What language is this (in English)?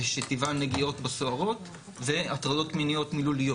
Hebrew